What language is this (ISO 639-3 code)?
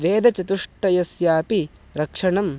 san